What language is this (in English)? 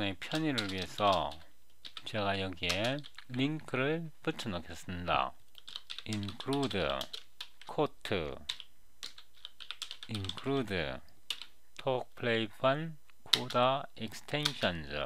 Korean